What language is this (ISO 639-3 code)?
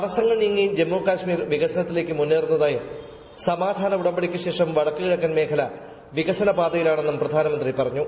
mal